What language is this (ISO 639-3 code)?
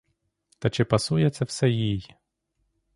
ukr